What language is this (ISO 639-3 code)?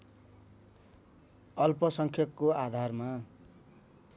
nep